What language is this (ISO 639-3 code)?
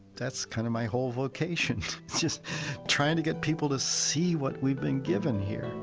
eng